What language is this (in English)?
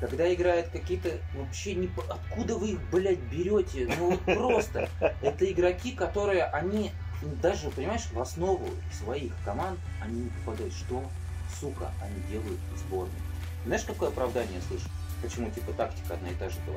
Russian